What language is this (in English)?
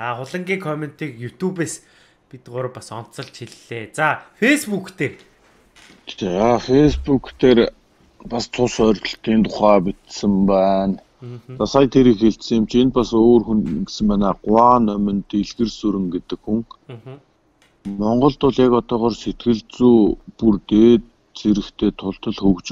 French